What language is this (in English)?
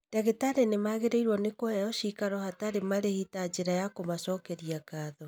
Kikuyu